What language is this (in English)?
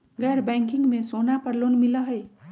Magahi